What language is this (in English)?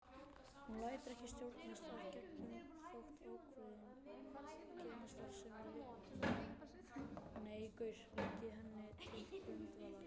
Icelandic